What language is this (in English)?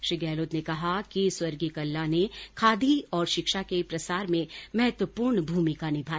Hindi